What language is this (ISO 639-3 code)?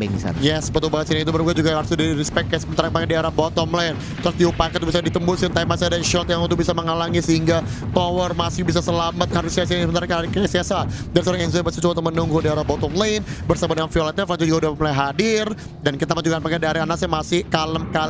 ind